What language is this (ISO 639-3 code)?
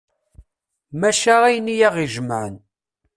kab